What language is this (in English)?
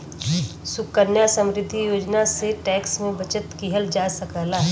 Bhojpuri